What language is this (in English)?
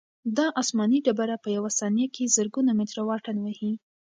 Pashto